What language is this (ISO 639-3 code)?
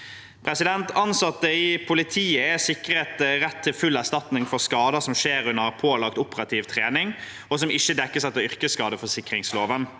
nor